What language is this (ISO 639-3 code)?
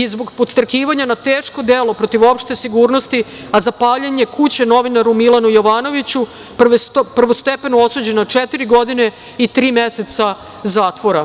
srp